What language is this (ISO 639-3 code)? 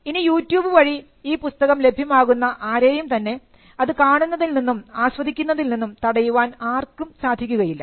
mal